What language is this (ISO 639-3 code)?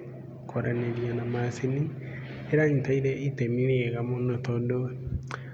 kik